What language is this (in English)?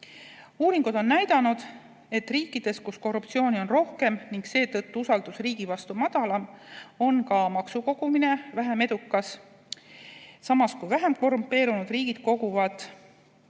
Estonian